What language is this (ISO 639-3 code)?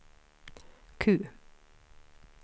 swe